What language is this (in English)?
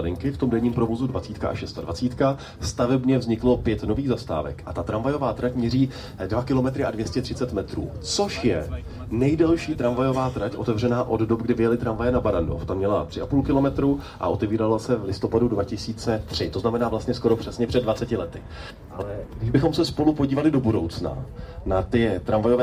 Czech